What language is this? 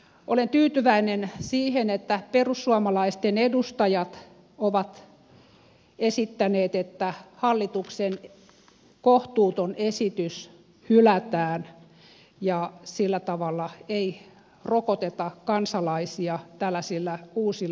Finnish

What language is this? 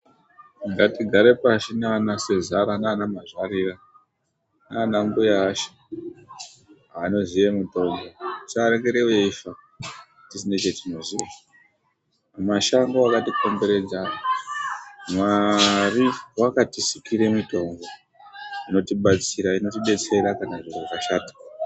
Ndau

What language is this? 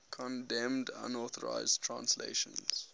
English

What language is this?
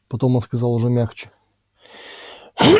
Russian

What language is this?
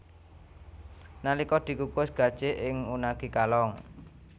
Javanese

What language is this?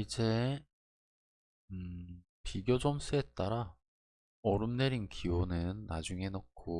Korean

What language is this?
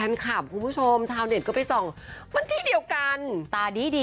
Thai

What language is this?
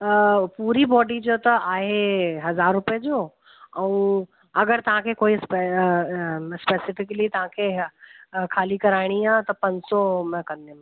Sindhi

